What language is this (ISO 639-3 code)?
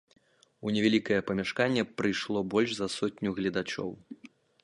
bel